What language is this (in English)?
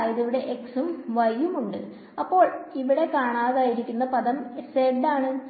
Malayalam